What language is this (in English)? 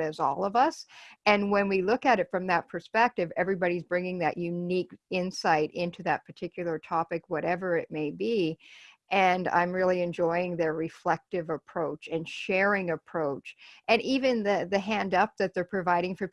English